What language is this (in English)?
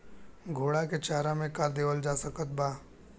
Bhojpuri